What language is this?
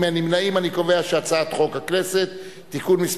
Hebrew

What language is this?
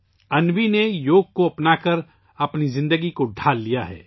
Urdu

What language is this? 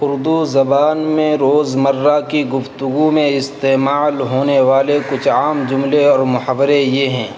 Urdu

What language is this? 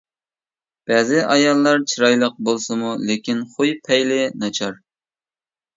Uyghur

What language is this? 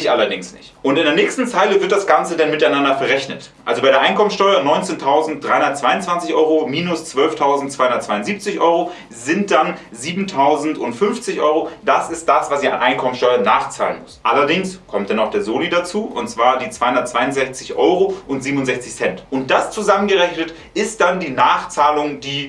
German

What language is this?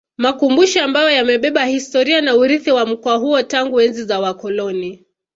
Swahili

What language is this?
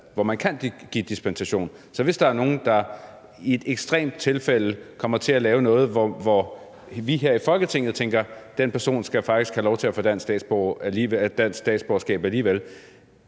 Danish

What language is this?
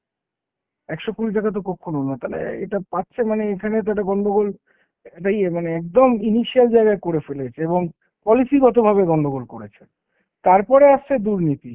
Bangla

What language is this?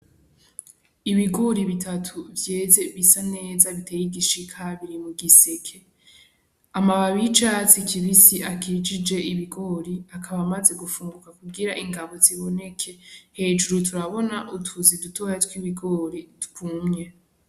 Rundi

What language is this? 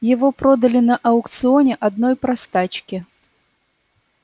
Russian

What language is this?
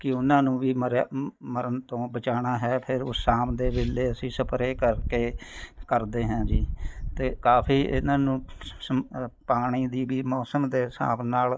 Punjabi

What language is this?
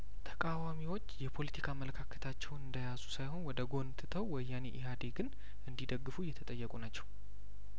Amharic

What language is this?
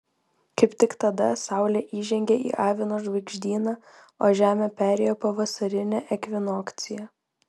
Lithuanian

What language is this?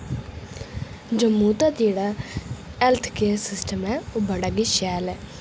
Dogri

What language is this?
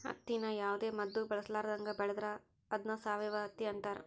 Kannada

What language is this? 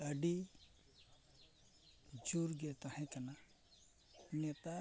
Santali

